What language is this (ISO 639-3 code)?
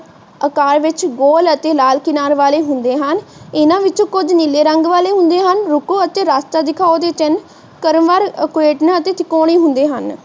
pan